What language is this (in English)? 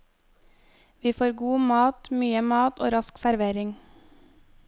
Norwegian